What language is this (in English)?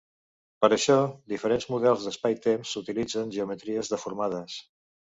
Catalan